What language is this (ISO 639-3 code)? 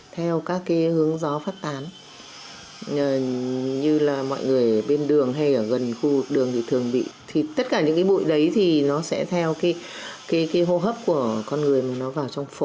vie